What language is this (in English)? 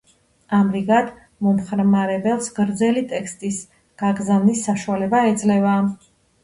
Georgian